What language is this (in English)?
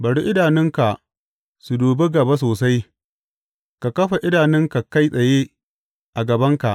Hausa